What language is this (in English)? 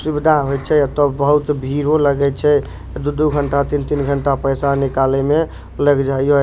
Maithili